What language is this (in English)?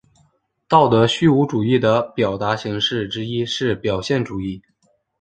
Chinese